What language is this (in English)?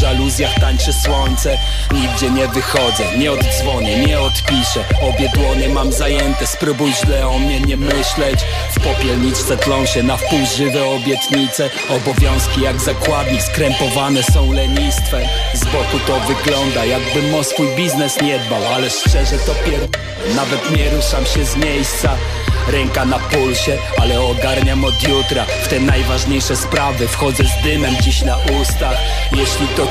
Polish